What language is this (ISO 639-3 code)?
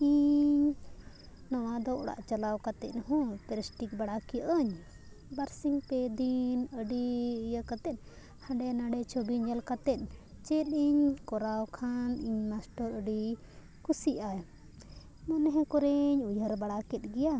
sat